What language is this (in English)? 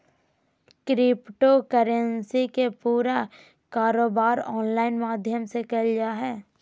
Magahi